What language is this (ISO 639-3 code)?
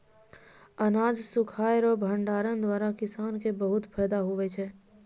mai